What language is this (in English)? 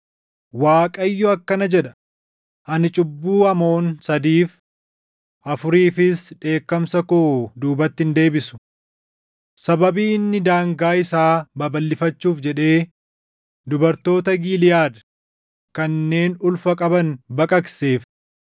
Oromo